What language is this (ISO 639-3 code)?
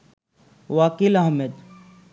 ben